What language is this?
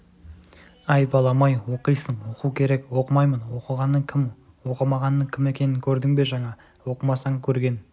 Kazakh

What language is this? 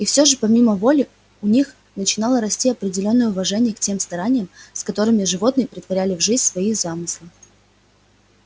Russian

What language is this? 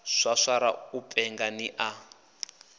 Venda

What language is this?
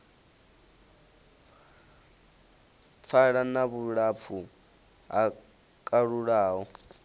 Venda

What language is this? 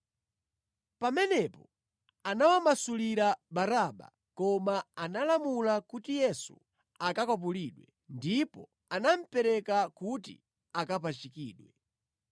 Nyanja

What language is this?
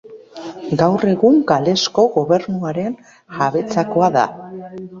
Basque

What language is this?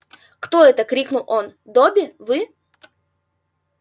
Russian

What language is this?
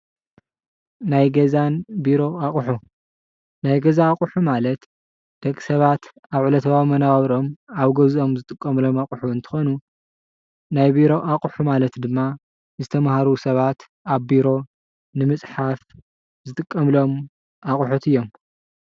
Tigrinya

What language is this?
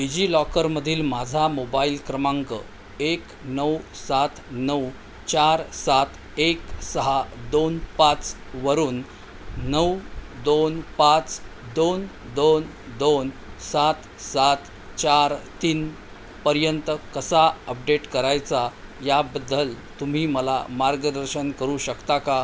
Marathi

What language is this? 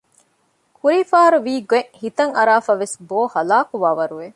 Divehi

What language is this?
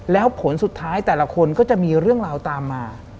Thai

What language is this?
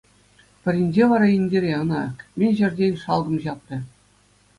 Chuvash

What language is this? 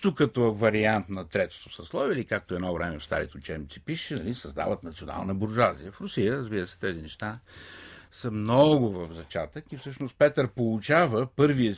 Bulgarian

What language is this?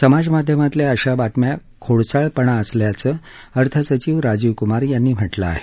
Marathi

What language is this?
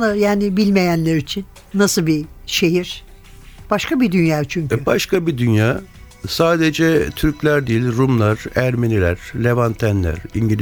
Turkish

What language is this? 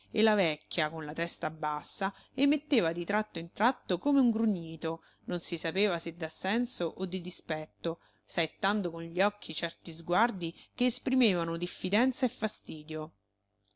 Italian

